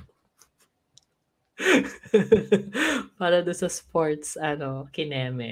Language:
Filipino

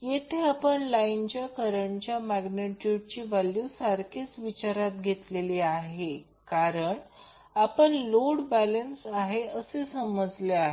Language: Marathi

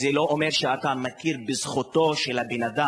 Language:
Hebrew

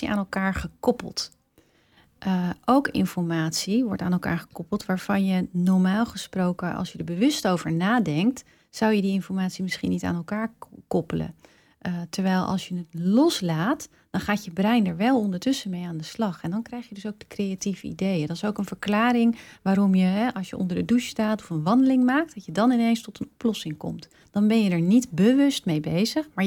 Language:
Dutch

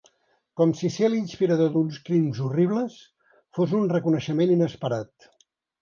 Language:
Catalan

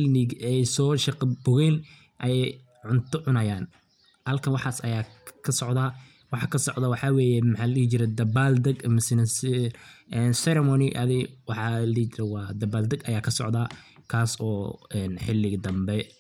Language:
Somali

